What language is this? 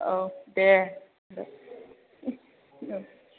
Bodo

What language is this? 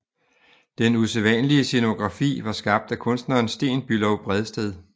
Danish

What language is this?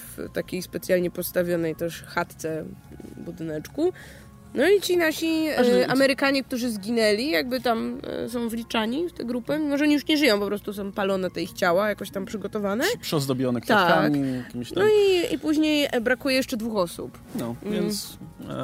Polish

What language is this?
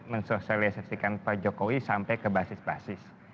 Indonesian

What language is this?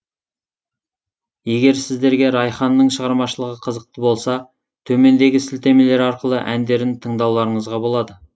Kazakh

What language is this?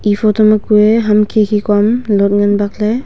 Wancho Naga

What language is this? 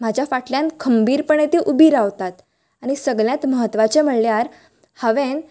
Konkani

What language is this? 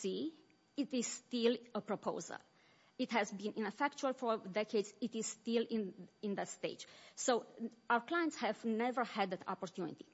English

